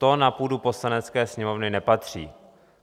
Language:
Czech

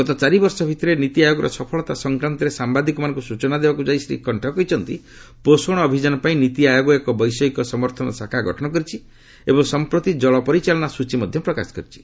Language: Odia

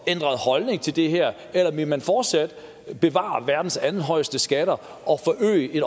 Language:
Danish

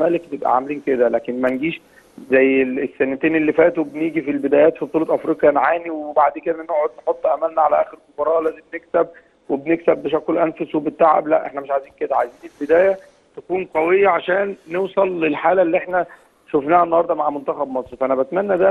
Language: Arabic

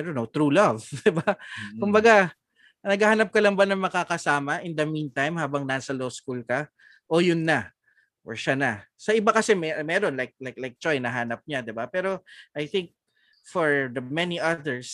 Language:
Filipino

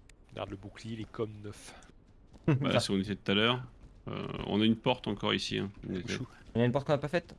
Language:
French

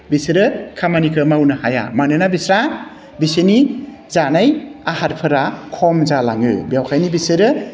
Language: Bodo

